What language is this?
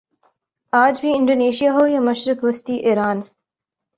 Urdu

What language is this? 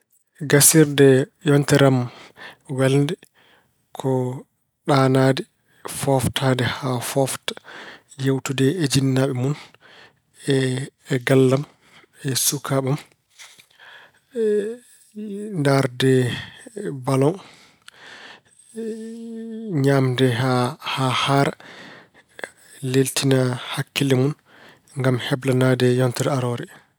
Fula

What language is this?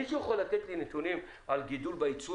Hebrew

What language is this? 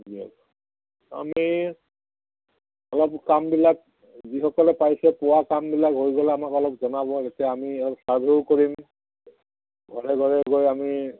Assamese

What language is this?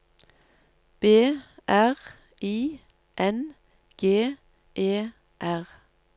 Norwegian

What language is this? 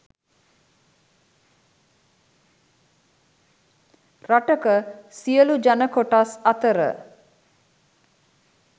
Sinhala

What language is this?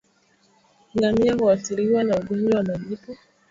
Swahili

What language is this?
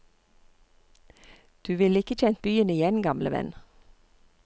Norwegian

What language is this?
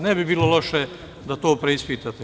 Serbian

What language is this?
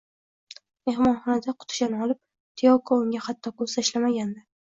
Uzbek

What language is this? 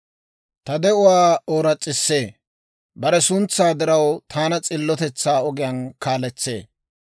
Dawro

